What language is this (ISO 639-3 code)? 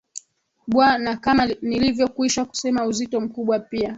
swa